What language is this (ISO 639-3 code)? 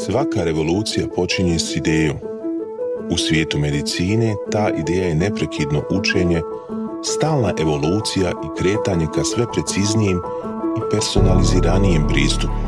hrv